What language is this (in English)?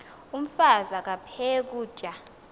Xhosa